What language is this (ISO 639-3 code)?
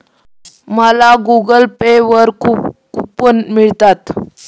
mar